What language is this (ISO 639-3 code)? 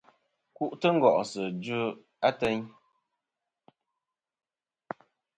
bkm